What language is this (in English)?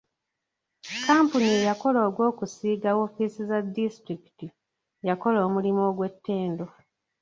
Ganda